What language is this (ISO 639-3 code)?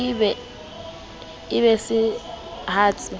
sot